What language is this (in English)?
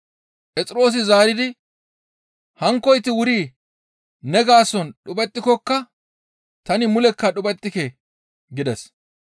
Gamo